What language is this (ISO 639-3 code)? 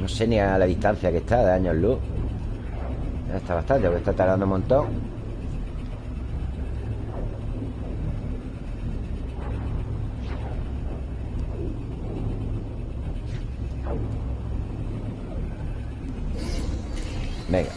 spa